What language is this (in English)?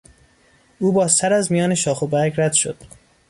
Persian